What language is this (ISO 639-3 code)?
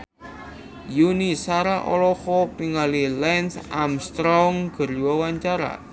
sun